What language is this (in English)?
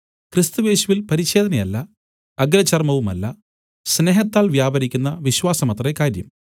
Malayalam